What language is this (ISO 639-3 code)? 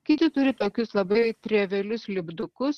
lit